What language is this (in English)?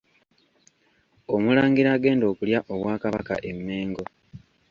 Ganda